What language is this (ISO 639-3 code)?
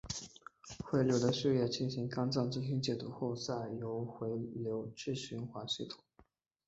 zho